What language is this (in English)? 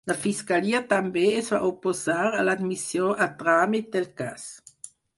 Catalan